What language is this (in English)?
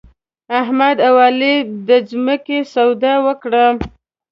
Pashto